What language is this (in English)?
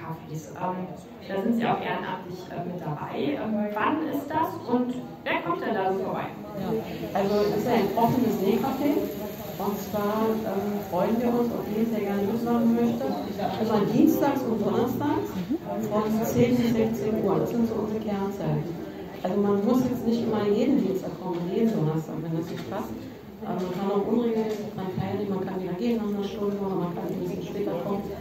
German